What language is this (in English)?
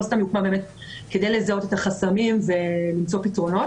Hebrew